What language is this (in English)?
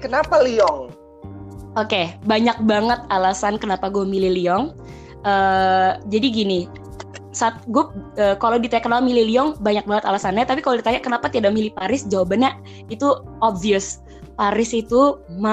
Indonesian